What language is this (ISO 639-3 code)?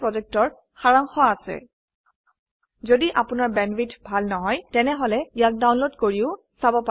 asm